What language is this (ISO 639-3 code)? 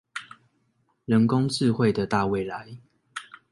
zho